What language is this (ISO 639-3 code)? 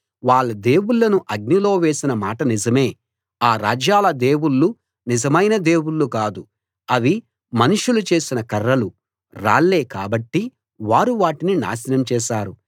tel